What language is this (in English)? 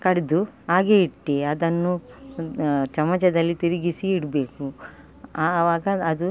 Kannada